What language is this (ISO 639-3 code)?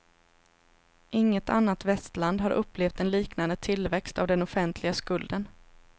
swe